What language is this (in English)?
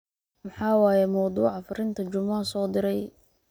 Somali